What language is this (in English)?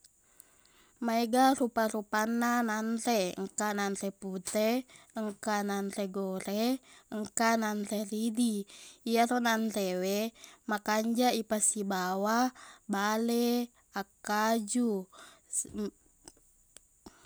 Buginese